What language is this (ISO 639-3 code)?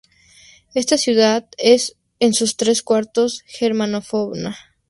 spa